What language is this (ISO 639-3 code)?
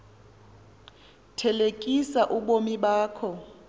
xho